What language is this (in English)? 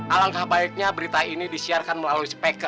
Indonesian